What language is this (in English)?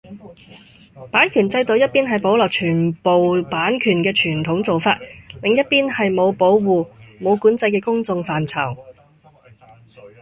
Cantonese